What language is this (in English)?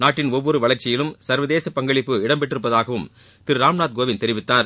Tamil